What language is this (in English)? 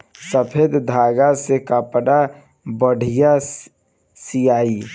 Bhojpuri